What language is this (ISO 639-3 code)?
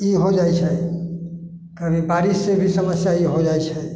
mai